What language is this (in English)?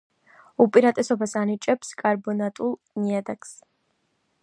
Georgian